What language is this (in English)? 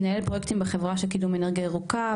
Hebrew